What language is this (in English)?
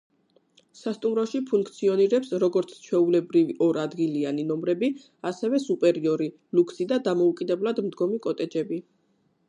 Georgian